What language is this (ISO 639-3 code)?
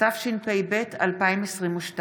heb